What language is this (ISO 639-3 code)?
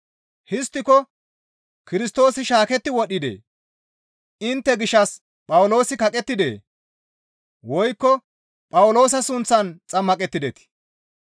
gmv